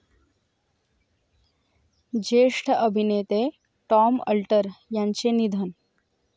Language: Marathi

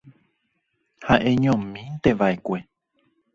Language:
Guarani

